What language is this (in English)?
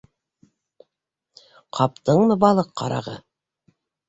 Bashkir